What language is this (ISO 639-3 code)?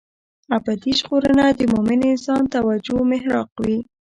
pus